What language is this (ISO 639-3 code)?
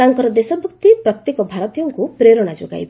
ori